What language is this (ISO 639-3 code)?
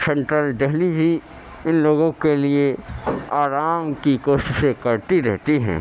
urd